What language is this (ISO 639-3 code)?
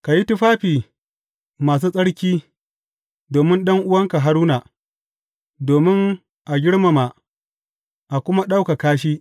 hau